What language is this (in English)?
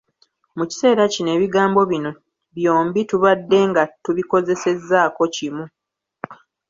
Ganda